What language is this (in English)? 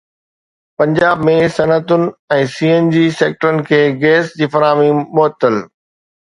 Sindhi